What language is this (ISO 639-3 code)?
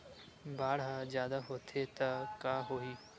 hne